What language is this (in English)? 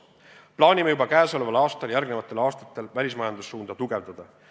Estonian